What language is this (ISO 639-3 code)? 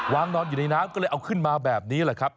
tha